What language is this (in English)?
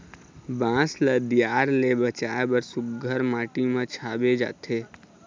Chhattisgarhi